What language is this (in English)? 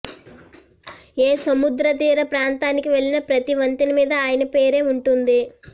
Telugu